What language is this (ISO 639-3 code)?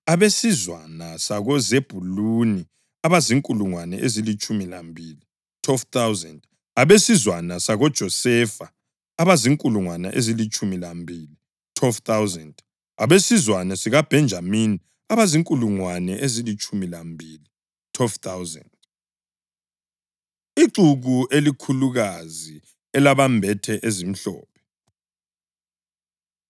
nde